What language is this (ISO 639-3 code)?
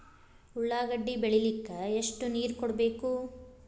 kan